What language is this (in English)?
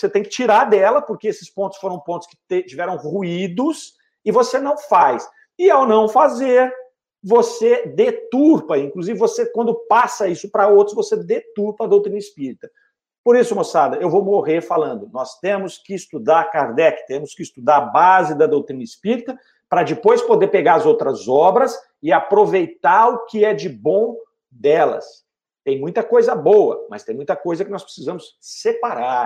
Portuguese